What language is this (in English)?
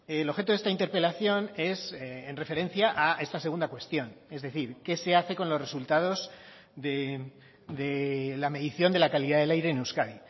Spanish